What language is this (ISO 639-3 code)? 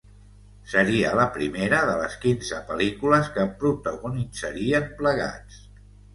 cat